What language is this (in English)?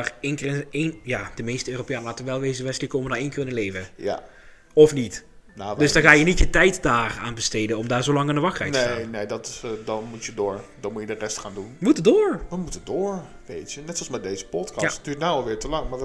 Dutch